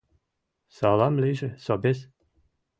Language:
Mari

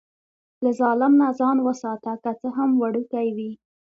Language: Pashto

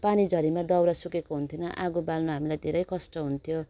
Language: Nepali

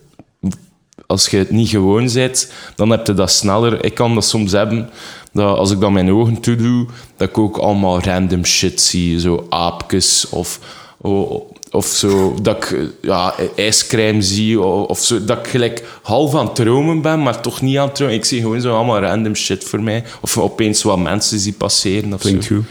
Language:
Dutch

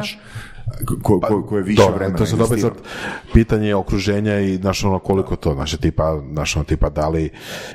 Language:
Croatian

